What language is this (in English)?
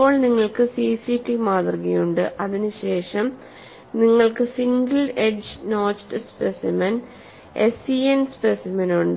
Malayalam